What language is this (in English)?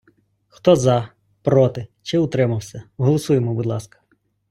Ukrainian